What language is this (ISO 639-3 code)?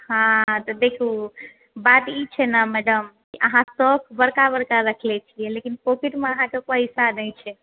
mai